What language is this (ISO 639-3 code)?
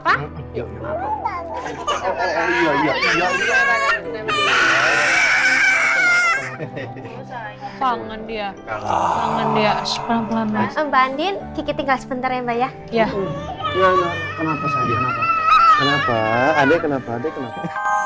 ind